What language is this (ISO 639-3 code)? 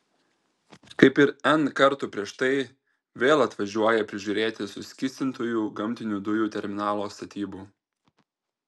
lit